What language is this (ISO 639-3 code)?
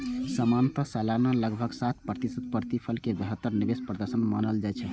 mai